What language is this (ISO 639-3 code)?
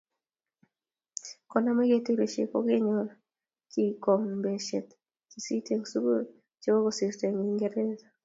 kln